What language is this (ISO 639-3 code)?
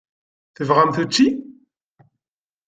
kab